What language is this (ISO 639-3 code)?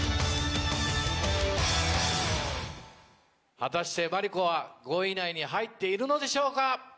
jpn